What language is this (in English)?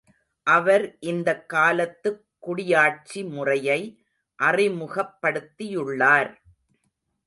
Tamil